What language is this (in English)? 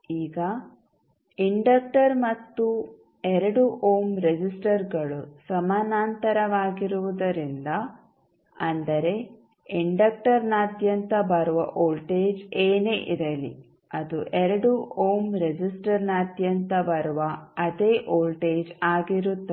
Kannada